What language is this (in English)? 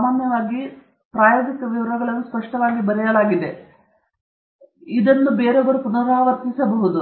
Kannada